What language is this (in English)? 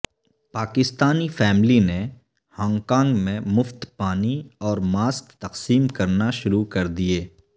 Urdu